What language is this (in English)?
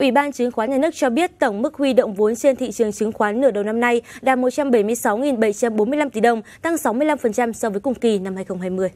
Vietnamese